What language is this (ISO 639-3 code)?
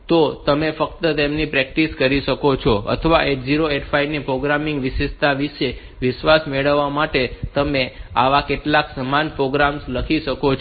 guj